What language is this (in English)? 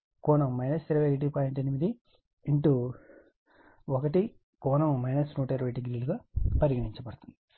Telugu